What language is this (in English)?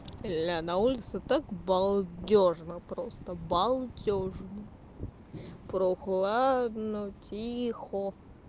Russian